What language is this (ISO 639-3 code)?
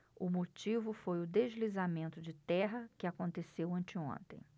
por